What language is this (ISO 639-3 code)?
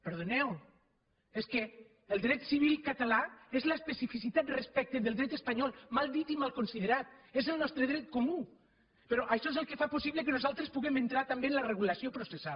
cat